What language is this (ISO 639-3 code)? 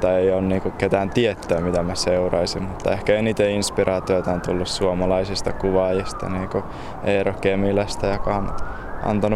fin